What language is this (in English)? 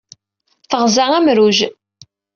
Kabyle